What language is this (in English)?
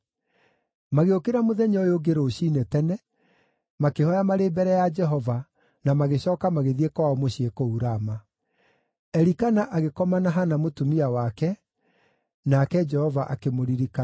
Kikuyu